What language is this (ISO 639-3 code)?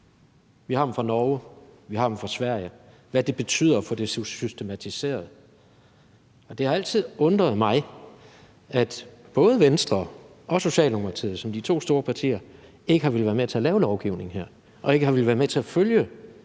dan